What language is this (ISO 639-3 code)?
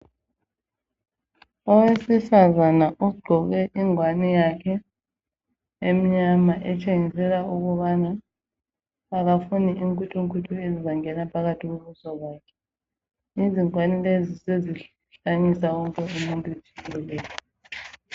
nde